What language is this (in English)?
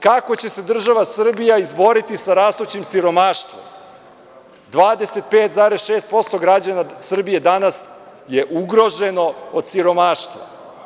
Serbian